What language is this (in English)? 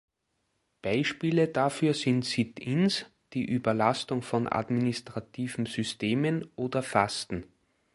German